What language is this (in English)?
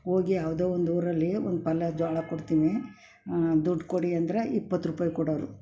Kannada